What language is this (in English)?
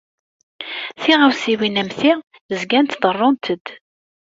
Kabyle